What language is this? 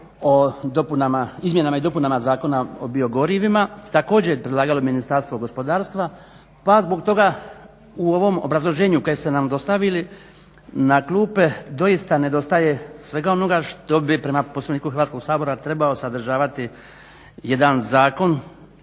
Croatian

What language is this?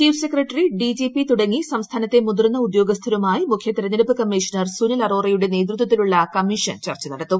Malayalam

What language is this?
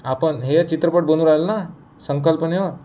Marathi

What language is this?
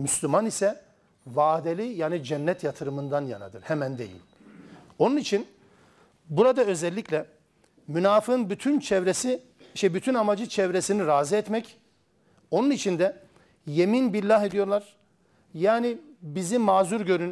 Turkish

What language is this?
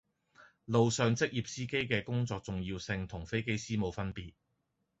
Cantonese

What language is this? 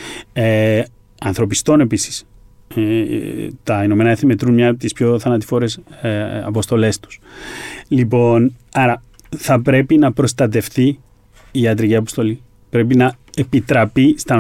Greek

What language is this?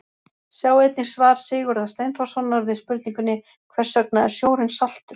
Icelandic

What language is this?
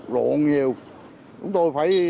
Vietnamese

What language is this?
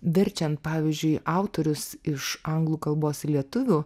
Lithuanian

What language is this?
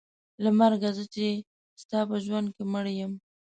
Pashto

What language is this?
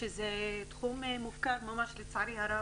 Hebrew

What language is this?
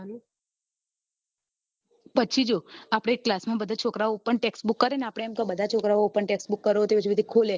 Gujarati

